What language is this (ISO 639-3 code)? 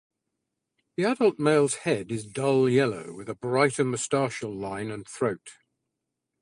eng